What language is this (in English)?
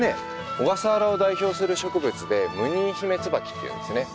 Japanese